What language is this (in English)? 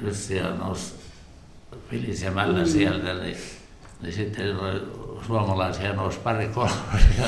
Finnish